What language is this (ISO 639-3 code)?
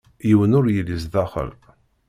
kab